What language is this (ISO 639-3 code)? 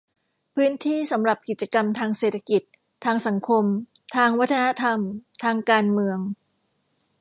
tha